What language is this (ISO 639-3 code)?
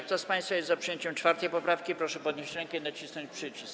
pol